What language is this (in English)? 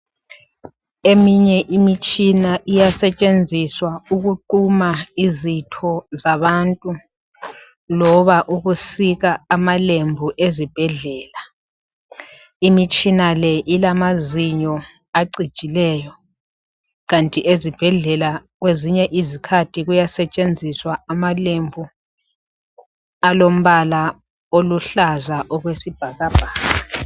North Ndebele